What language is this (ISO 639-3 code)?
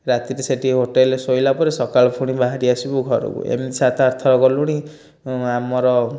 ori